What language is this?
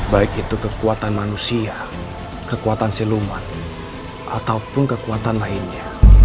Indonesian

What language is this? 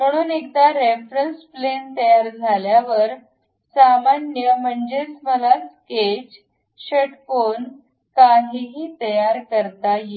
Marathi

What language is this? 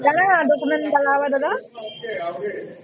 Odia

